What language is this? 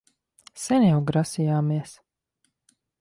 Latvian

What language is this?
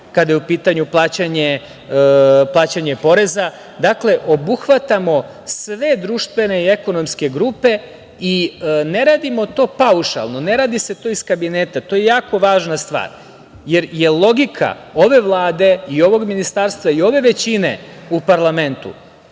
Serbian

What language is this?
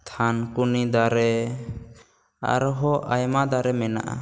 Santali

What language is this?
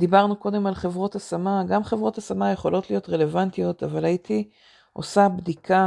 Hebrew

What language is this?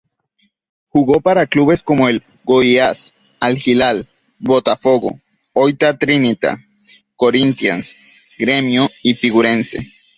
Spanish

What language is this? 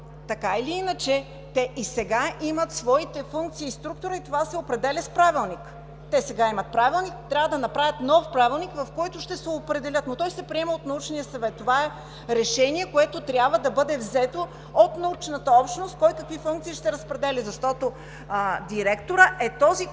Bulgarian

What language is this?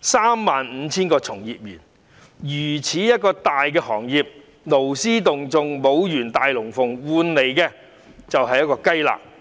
Cantonese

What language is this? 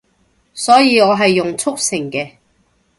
Cantonese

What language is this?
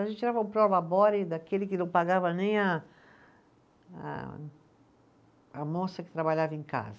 Portuguese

